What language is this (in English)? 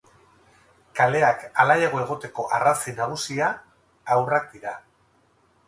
Basque